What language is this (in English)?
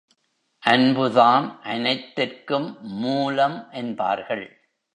Tamil